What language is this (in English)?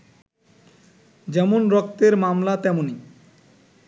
Bangla